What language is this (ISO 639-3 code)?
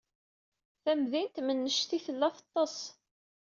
kab